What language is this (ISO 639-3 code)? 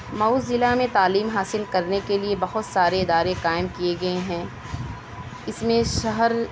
urd